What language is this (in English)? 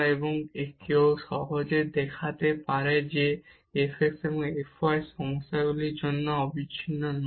Bangla